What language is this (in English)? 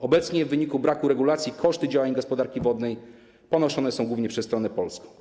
Polish